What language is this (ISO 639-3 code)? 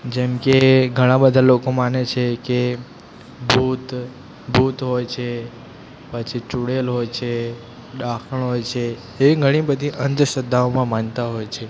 guj